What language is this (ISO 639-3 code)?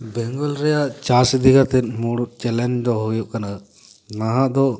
sat